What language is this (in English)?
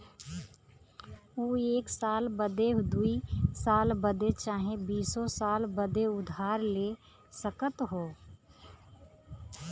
Bhojpuri